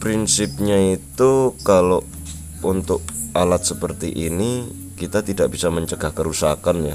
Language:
Indonesian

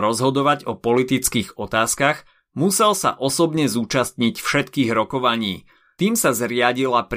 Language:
Slovak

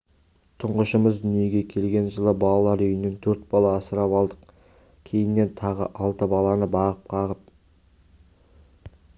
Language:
Kazakh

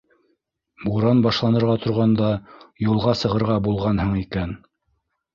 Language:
Bashkir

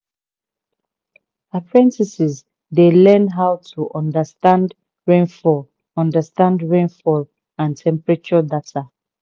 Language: Nigerian Pidgin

